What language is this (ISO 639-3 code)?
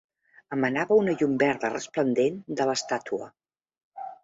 cat